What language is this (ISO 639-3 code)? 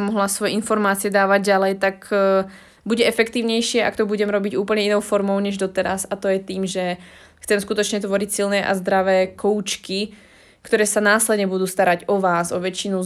slk